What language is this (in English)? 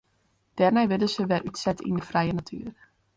Western Frisian